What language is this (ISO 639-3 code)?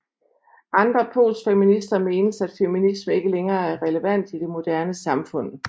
dan